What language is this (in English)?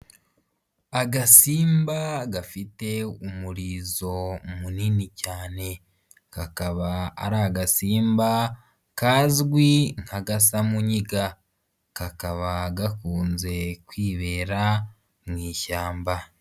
Kinyarwanda